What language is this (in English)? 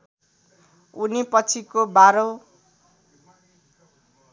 Nepali